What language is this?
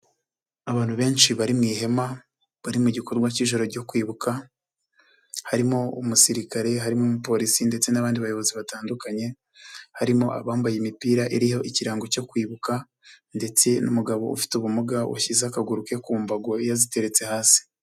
Kinyarwanda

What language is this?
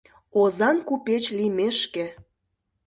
Mari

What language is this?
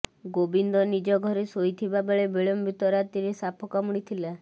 Odia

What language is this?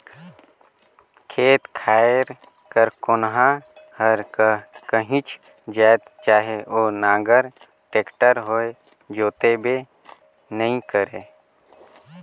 Chhattisgarhi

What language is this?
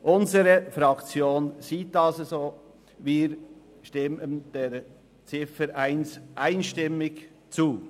Swiss German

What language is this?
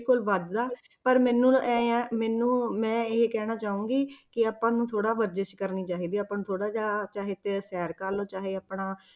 Punjabi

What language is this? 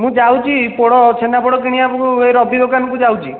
Odia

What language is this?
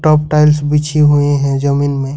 Hindi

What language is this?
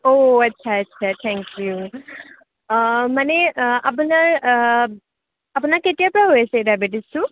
Assamese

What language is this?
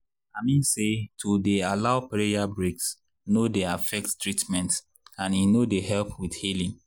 Nigerian Pidgin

